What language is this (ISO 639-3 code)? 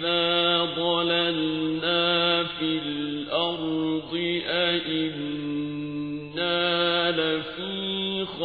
ara